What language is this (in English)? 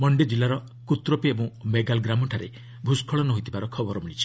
Odia